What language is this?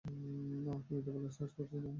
Bangla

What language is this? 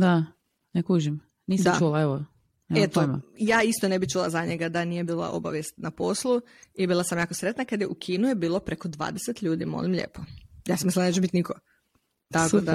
Croatian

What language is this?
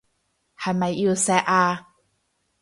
Cantonese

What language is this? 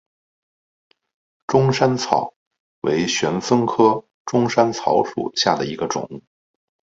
Chinese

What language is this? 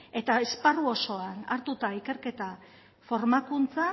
Basque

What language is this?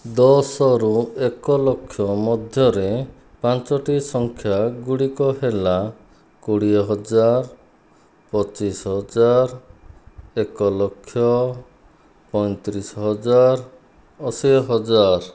Odia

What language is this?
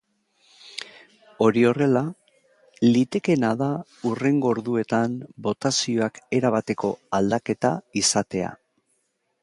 Basque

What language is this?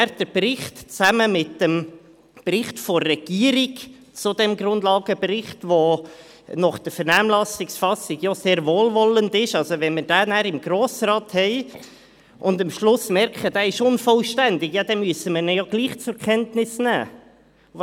Swiss German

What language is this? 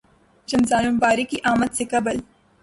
Urdu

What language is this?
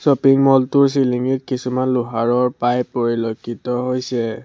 Assamese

